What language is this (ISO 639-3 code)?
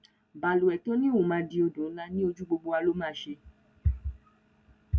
yor